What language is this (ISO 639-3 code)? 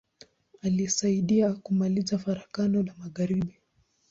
swa